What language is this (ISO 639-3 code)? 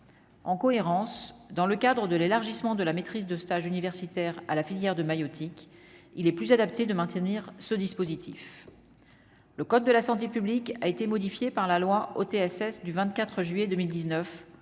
fra